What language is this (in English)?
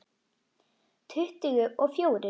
Icelandic